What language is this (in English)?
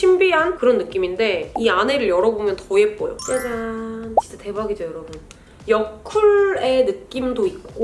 Korean